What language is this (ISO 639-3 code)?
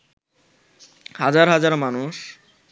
ben